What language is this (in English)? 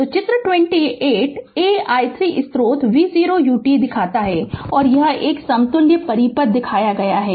Hindi